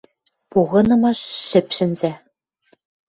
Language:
Western Mari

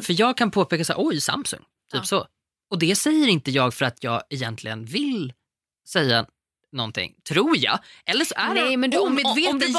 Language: Swedish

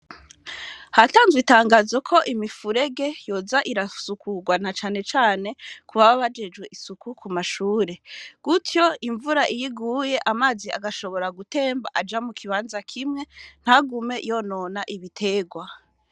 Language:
Rundi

